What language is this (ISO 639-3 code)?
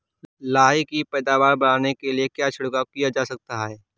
hin